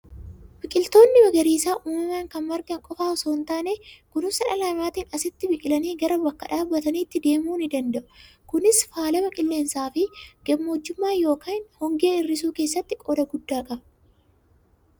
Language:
Oromo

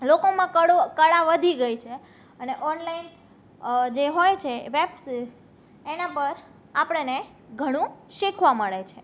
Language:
Gujarati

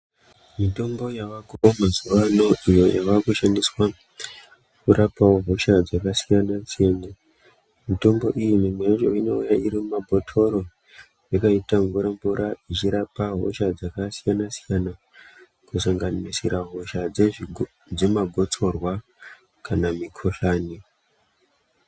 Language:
Ndau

